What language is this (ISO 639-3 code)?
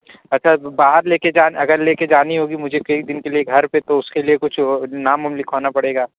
urd